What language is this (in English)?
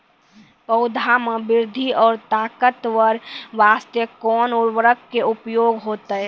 Maithili